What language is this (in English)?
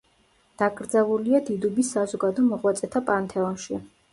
Georgian